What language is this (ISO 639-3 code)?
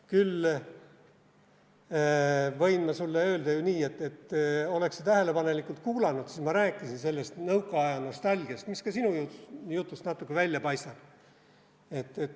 est